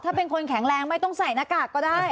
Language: Thai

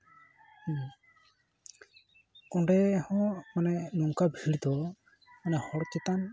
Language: Santali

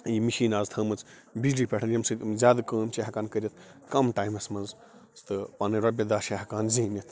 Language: Kashmiri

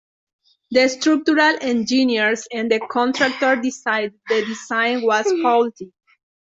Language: English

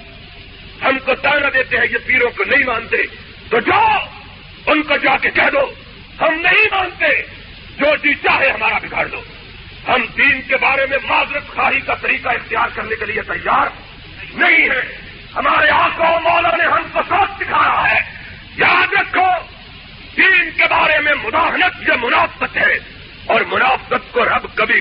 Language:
Urdu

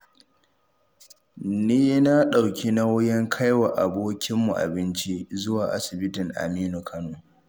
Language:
Hausa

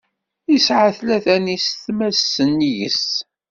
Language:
Kabyle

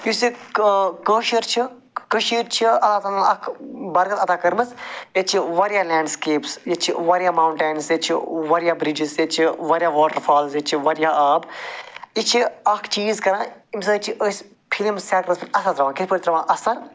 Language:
Kashmiri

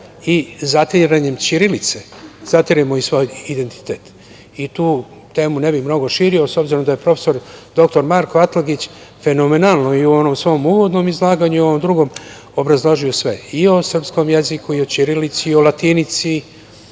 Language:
Serbian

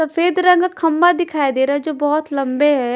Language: Hindi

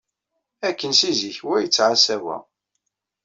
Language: Kabyle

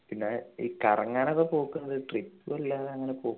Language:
Malayalam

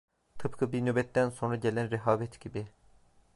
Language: Turkish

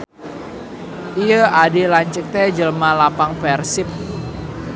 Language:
Sundanese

